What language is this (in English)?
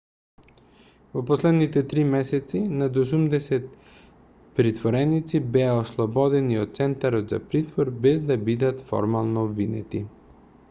Macedonian